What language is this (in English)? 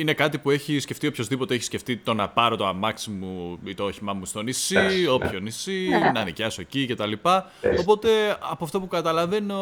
Greek